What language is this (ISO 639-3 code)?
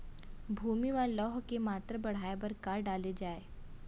hne